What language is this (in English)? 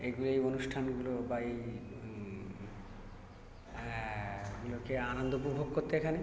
Bangla